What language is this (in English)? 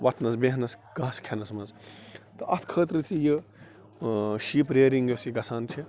Kashmiri